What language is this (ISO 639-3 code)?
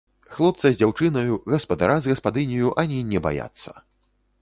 bel